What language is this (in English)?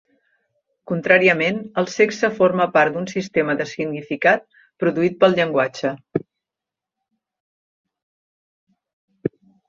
Catalan